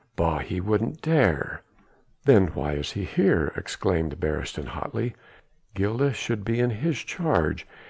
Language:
English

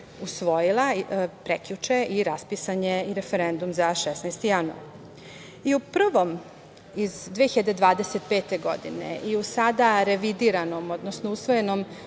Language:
Serbian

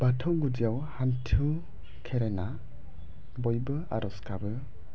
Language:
Bodo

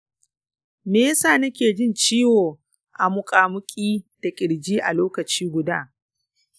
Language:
Hausa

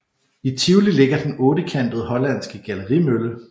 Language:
Danish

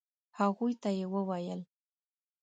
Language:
Pashto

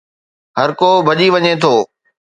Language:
Sindhi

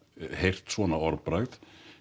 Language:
Icelandic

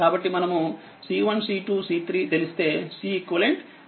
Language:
Telugu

